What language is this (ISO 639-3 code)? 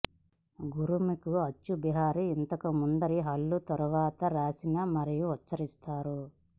tel